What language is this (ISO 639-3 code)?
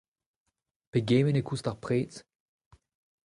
bre